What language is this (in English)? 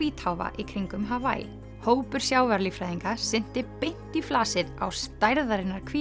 Icelandic